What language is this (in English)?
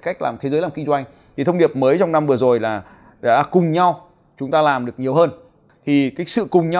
Vietnamese